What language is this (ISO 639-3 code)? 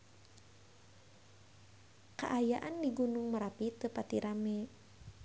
sun